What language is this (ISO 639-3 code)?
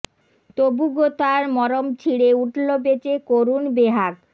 ben